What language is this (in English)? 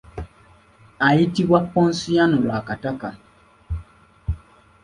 Ganda